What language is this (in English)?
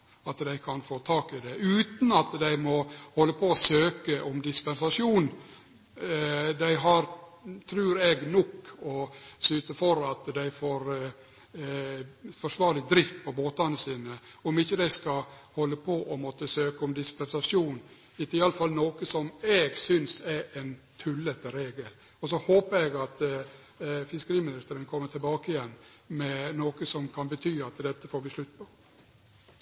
Norwegian Nynorsk